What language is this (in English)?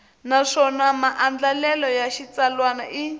Tsonga